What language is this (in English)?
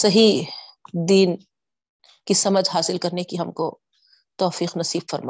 Urdu